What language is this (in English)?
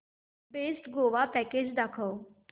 Marathi